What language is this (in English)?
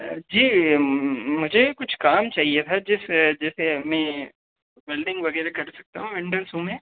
Hindi